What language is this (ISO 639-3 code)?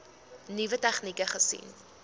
afr